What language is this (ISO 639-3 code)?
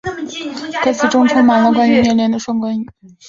zho